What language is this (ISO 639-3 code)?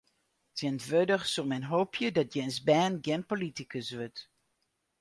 fry